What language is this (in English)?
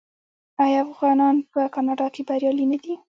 Pashto